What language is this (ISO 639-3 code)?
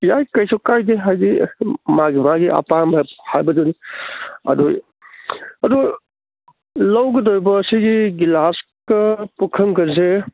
mni